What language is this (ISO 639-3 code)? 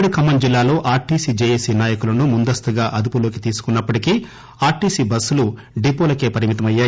tel